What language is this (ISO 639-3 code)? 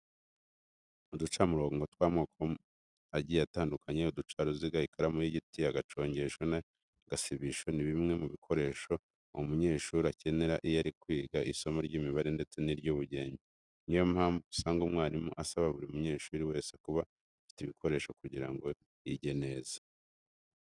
kin